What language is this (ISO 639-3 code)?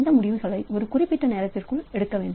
tam